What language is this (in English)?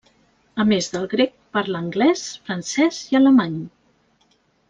Catalan